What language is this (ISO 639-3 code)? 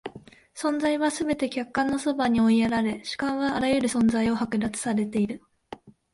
jpn